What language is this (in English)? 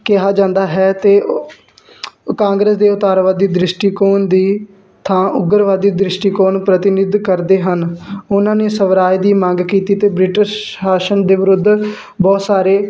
Punjabi